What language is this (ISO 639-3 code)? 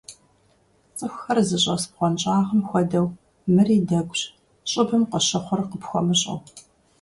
kbd